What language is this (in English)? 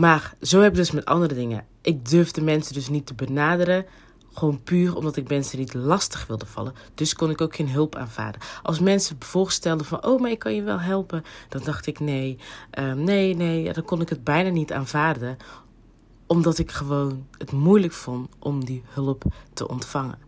Dutch